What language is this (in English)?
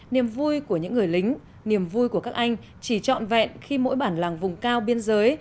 Vietnamese